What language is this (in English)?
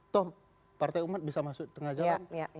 Indonesian